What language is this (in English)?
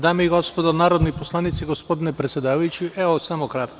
Serbian